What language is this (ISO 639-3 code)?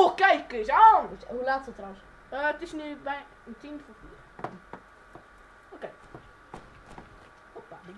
nld